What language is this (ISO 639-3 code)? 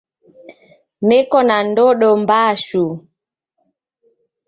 dav